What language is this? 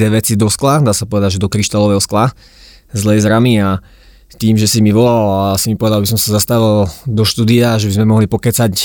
Slovak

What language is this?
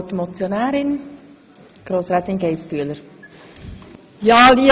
Swiss German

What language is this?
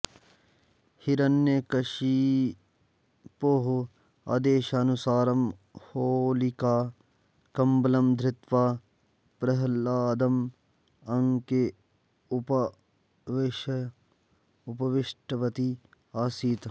Sanskrit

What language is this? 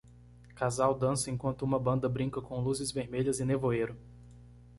Portuguese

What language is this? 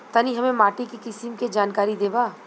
Bhojpuri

